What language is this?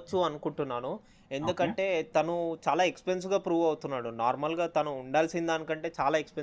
Telugu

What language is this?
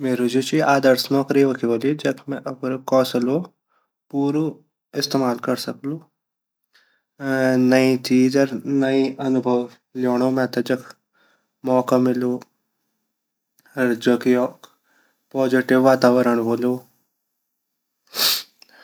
Garhwali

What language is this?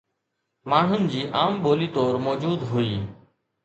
Sindhi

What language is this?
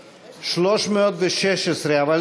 Hebrew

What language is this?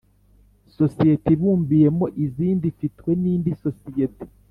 Kinyarwanda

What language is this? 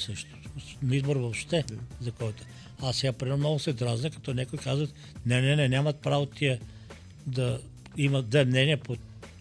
Bulgarian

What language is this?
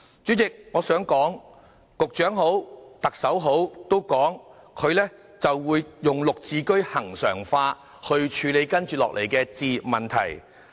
Cantonese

